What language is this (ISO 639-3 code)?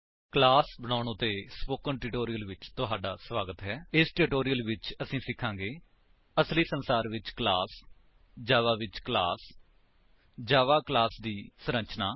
pan